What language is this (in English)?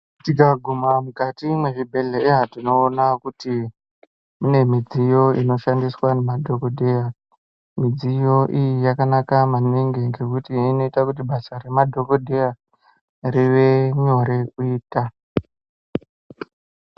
Ndau